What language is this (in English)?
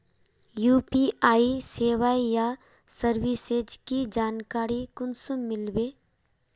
Magahi